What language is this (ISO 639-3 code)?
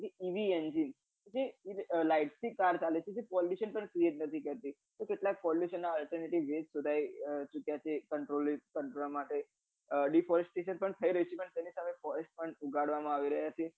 guj